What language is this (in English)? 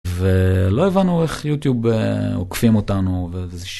Hebrew